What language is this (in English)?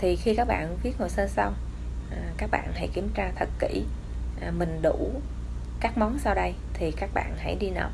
Vietnamese